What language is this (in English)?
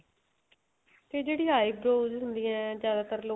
Punjabi